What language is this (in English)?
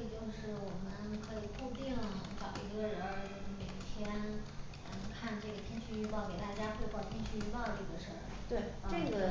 Chinese